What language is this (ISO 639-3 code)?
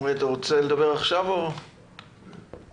heb